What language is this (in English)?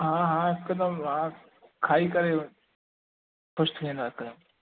Sindhi